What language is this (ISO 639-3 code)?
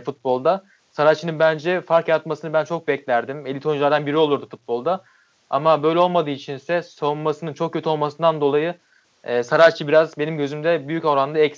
tur